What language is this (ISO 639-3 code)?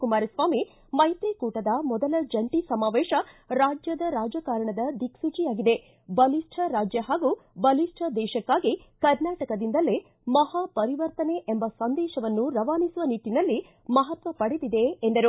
kan